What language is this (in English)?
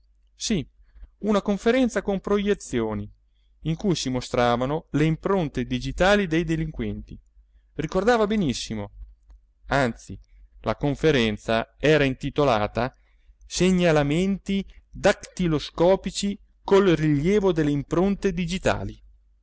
Italian